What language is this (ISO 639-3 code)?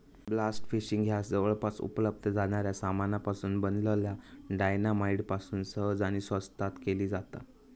mar